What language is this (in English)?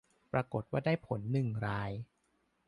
Thai